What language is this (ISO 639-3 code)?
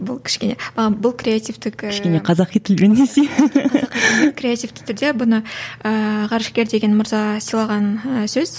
kaz